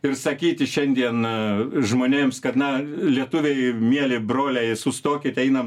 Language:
Lithuanian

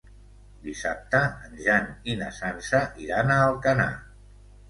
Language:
Catalan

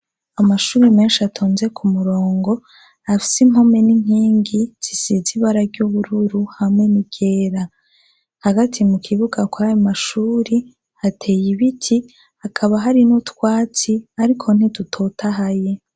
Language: Rundi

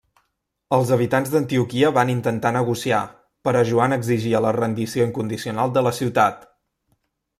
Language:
Catalan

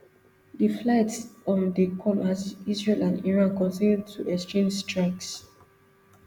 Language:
Nigerian Pidgin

